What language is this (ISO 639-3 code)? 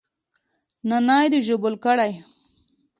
pus